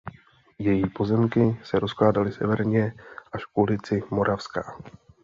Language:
Czech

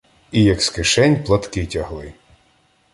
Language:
Ukrainian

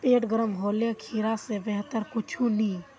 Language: Magahi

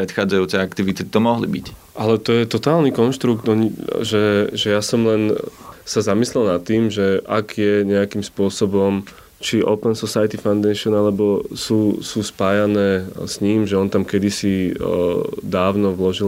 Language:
Slovak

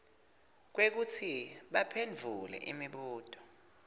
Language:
Swati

